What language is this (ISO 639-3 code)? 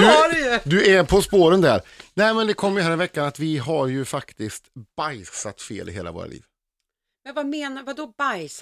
swe